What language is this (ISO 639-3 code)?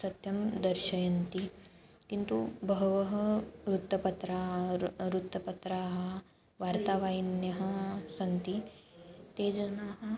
san